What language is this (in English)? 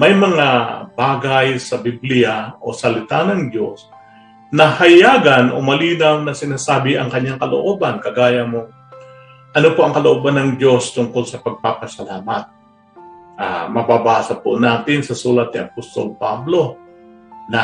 Filipino